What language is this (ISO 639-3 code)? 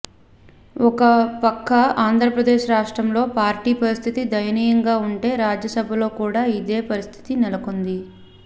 tel